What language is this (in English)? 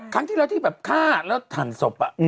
Thai